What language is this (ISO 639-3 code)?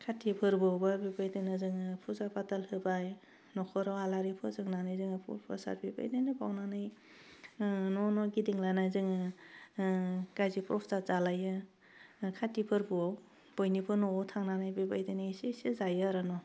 brx